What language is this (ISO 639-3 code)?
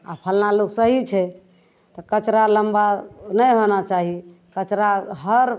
mai